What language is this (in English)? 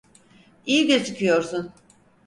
Turkish